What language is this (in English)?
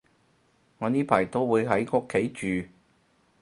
Cantonese